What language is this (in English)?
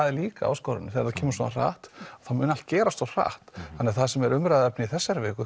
Icelandic